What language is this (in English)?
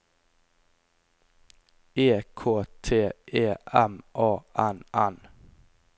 Norwegian